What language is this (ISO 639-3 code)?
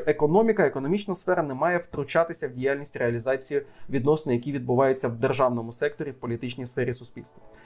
ukr